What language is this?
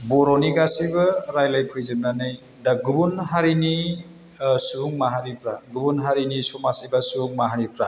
Bodo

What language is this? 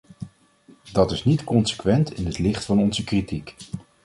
Dutch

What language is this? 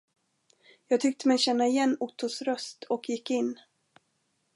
Swedish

